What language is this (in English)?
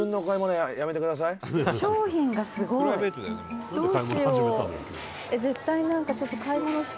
Japanese